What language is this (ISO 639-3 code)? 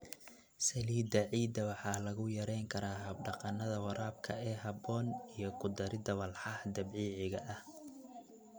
som